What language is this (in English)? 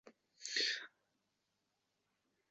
Uzbek